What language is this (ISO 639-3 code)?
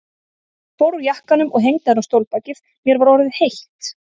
isl